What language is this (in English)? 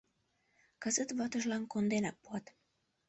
Mari